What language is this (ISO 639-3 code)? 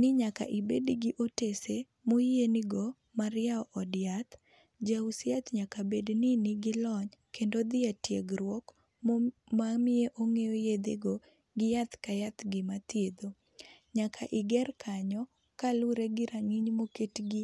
luo